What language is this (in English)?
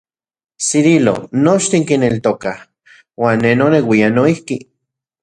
Central Puebla Nahuatl